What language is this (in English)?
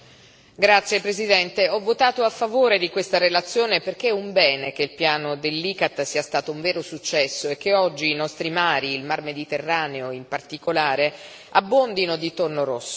Italian